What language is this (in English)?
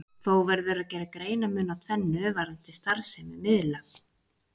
Icelandic